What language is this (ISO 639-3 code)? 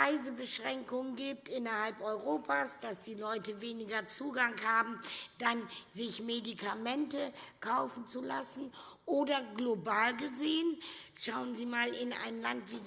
deu